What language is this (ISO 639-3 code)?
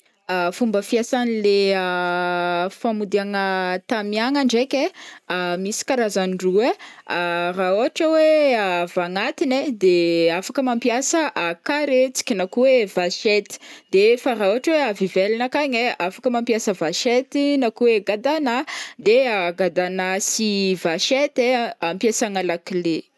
bmm